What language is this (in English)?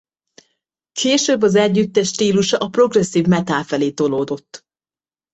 Hungarian